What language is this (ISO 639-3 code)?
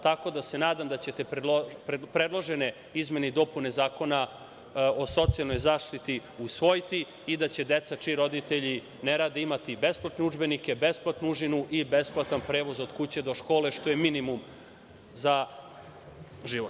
srp